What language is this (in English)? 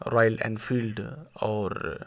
Urdu